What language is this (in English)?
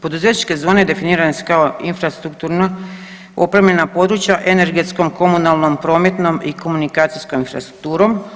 Croatian